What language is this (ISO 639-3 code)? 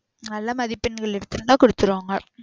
tam